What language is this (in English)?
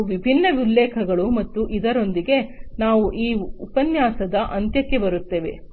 Kannada